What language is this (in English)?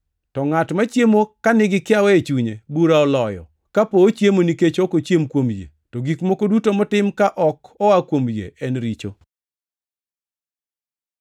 Luo (Kenya and Tanzania)